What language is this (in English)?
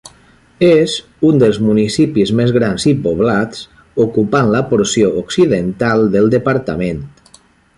Catalan